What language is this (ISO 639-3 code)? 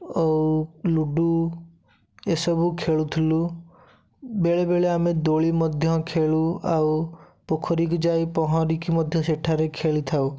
ori